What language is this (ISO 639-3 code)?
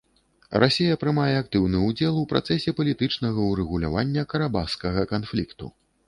bel